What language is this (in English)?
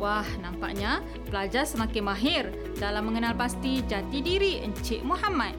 Malay